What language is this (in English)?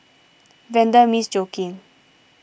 English